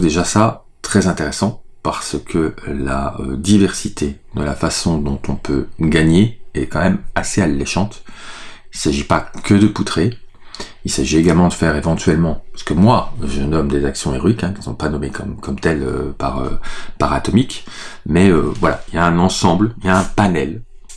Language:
French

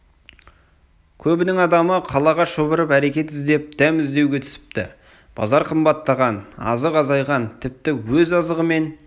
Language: Kazakh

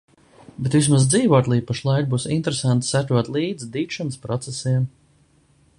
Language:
Latvian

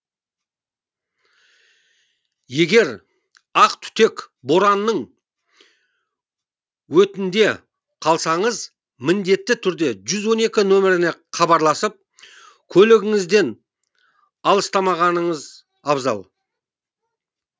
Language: Kazakh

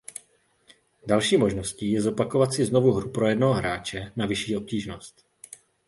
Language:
Czech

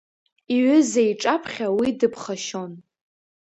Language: Abkhazian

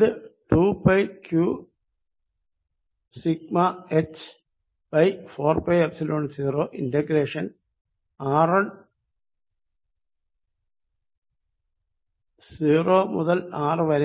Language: Malayalam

